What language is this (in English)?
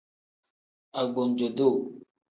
Tem